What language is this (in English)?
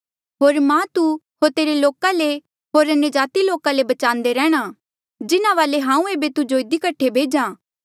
Mandeali